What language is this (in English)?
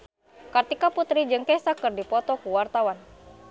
Sundanese